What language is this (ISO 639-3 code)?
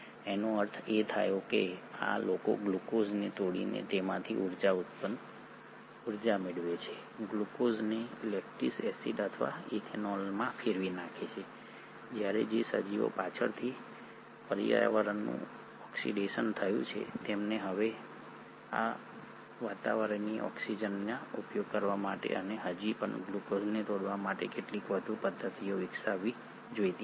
guj